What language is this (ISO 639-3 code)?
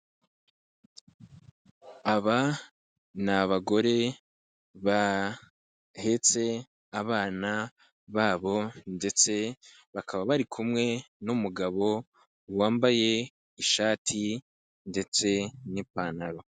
kin